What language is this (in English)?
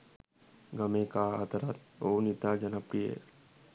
Sinhala